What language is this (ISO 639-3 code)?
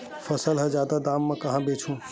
hne